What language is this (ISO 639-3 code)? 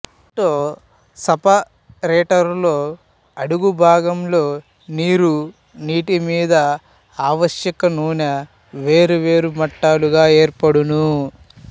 tel